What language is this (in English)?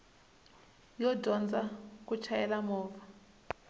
Tsonga